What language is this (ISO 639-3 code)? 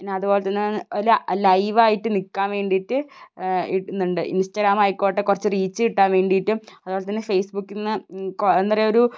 mal